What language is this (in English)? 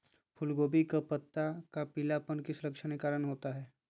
Magahi